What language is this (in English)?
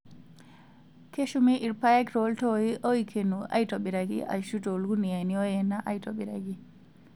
Masai